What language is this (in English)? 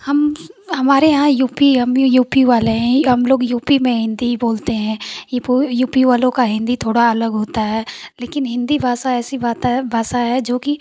Hindi